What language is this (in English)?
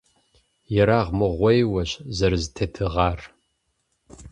Kabardian